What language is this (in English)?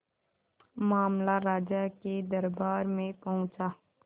Hindi